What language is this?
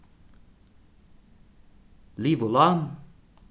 Faroese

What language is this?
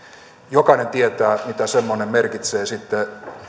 Finnish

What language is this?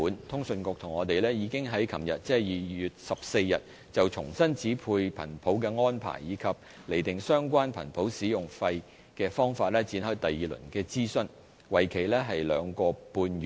Cantonese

